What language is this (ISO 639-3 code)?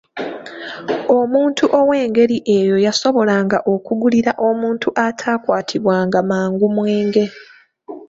lug